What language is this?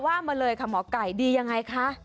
Thai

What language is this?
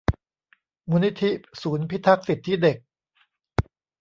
Thai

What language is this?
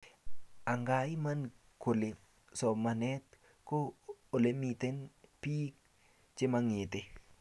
Kalenjin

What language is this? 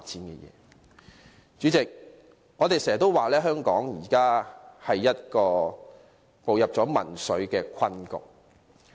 Cantonese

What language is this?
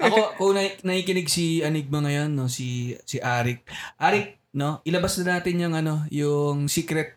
Filipino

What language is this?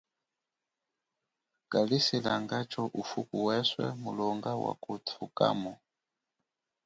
Chokwe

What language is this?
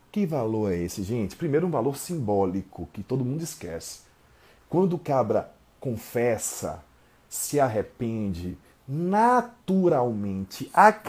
Portuguese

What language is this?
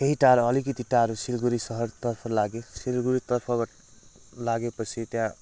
Nepali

